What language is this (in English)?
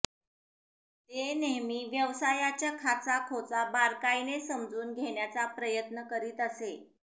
Marathi